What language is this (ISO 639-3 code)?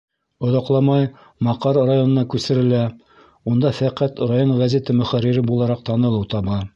bak